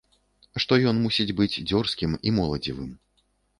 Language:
Belarusian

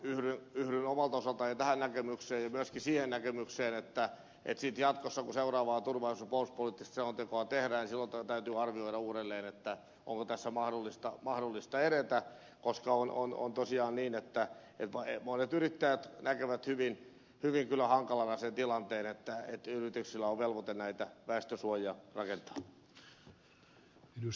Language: Finnish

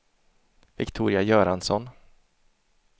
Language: Swedish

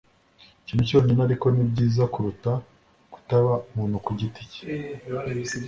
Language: Kinyarwanda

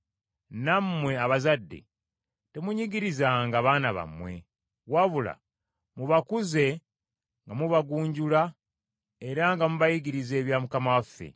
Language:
Ganda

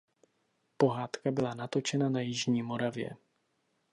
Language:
Czech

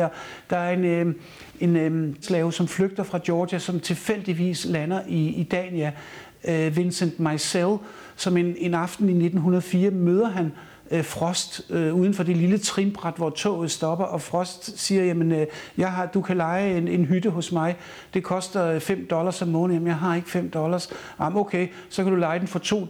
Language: Danish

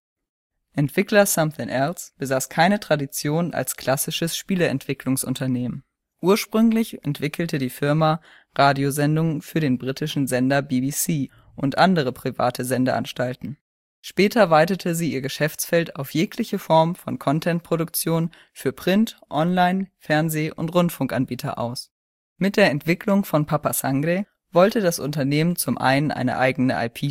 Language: German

